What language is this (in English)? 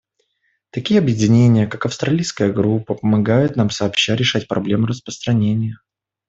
Russian